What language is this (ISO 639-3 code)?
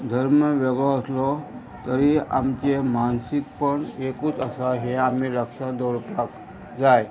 kok